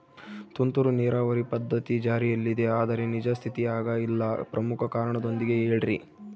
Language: Kannada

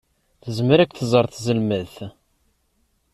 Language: Kabyle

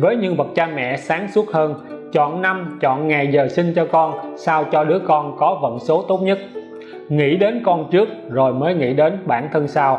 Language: Vietnamese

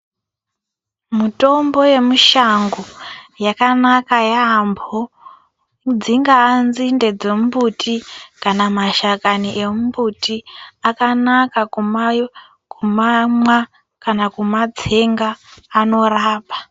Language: Ndau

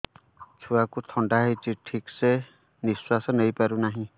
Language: Odia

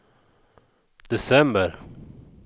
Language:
Swedish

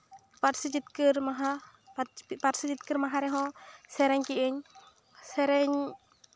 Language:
Santali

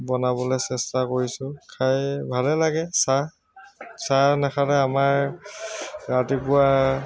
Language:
Assamese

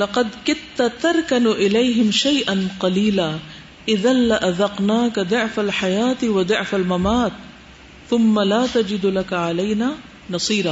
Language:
Urdu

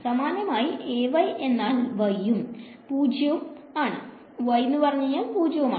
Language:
Malayalam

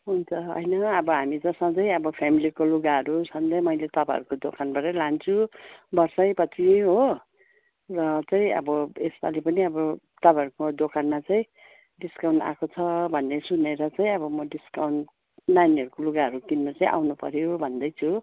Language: Nepali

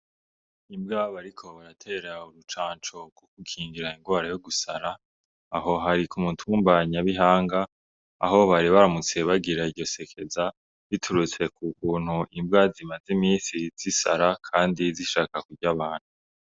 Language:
Rundi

